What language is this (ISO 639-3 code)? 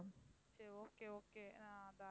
tam